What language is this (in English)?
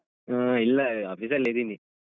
Kannada